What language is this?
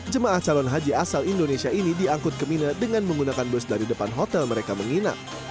Indonesian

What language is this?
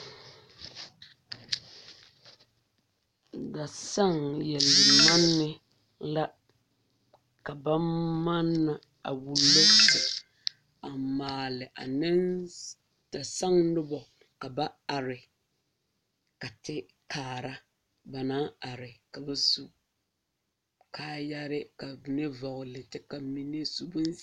Southern Dagaare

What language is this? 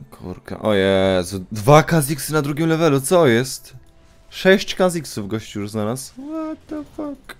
Polish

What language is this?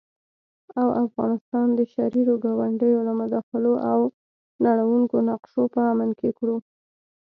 Pashto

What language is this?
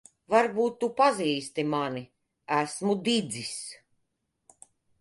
Latvian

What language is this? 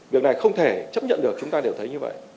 Vietnamese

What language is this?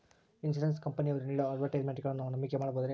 Kannada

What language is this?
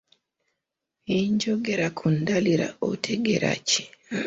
Ganda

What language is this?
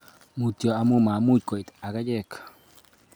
Kalenjin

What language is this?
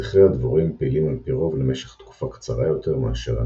Hebrew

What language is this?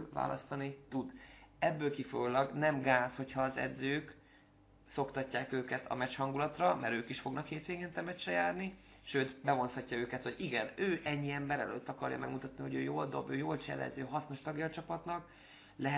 Hungarian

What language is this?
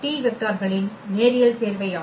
Tamil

